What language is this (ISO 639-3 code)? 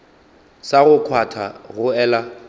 nso